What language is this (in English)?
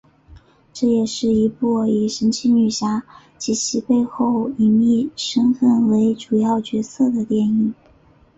Chinese